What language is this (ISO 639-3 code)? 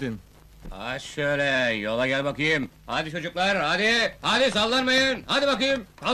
tur